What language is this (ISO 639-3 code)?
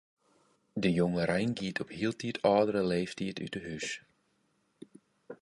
fry